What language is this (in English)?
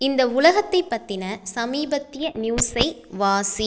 Tamil